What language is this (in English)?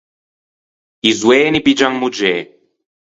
Ligurian